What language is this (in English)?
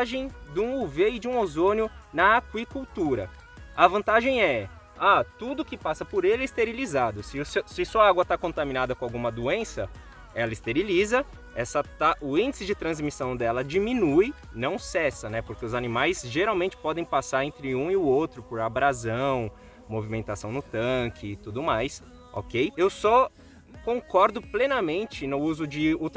Portuguese